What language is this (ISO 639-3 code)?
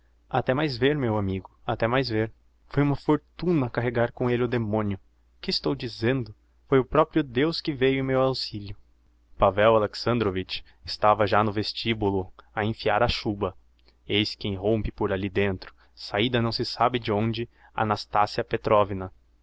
por